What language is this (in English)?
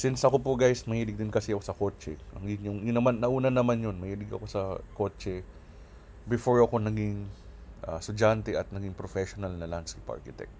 Filipino